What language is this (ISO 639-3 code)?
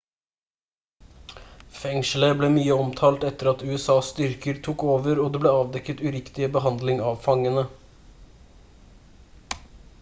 nob